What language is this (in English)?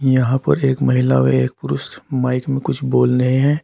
Hindi